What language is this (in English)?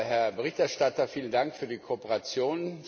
German